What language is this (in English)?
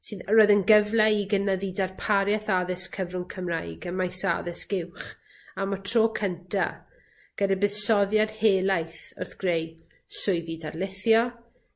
Welsh